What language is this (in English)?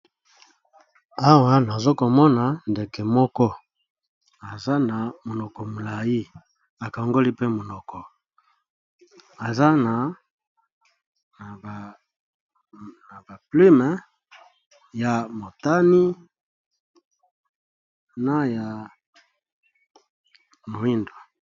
Lingala